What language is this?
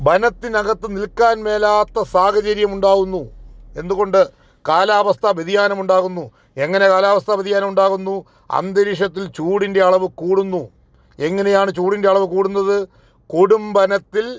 Malayalam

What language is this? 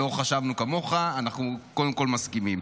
Hebrew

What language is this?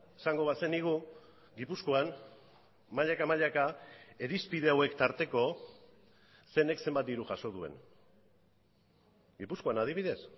Basque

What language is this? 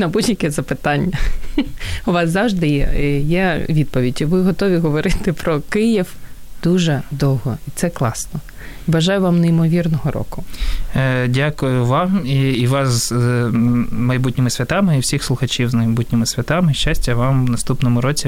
Ukrainian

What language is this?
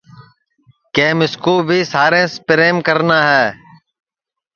Sansi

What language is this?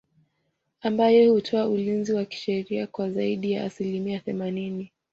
Swahili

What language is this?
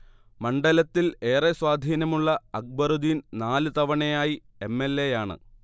Malayalam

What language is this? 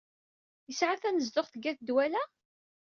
Kabyle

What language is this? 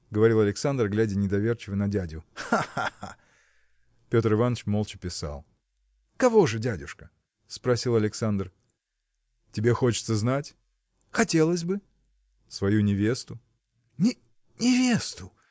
Russian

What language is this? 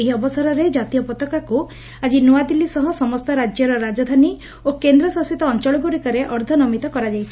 Odia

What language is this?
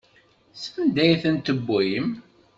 Kabyle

